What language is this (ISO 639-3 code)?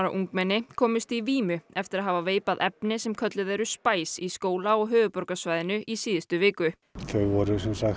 isl